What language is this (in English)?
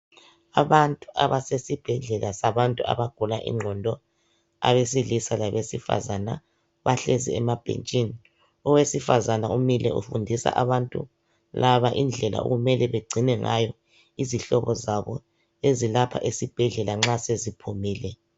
North Ndebele